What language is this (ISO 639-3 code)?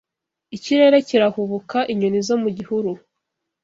kin